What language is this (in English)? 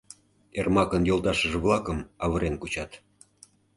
Mari